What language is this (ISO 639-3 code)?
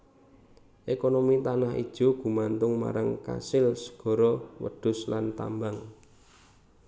jav